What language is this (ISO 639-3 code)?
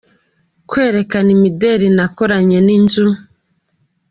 kin